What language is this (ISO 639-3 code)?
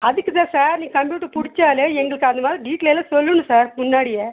tam